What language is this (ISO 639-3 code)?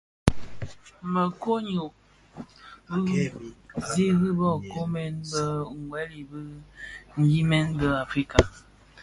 ksf